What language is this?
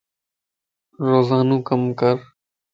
Lasi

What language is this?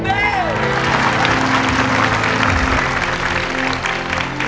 Thai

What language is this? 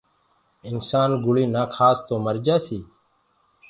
Gurgula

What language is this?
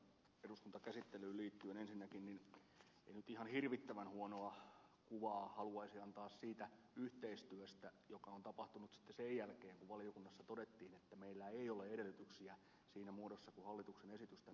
Finnish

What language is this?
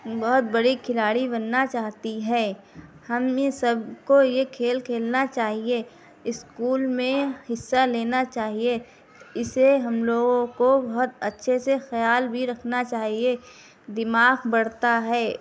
Urdu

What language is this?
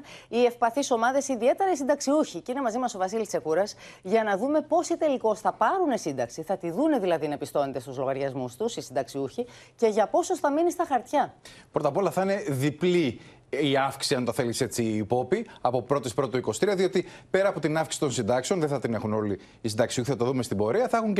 Greek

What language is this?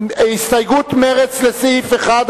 Hebrew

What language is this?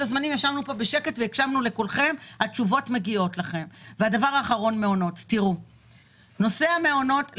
Hebrew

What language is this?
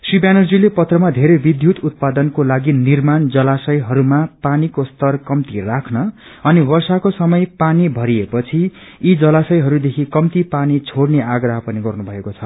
Nepali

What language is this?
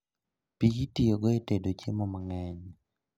Luo (Kenya and Tanzania)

